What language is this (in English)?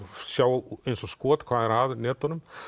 Icelandic